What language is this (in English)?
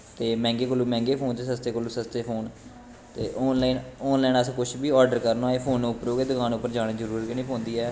Dogri